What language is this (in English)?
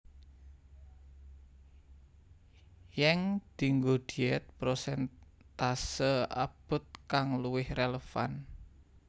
Javanese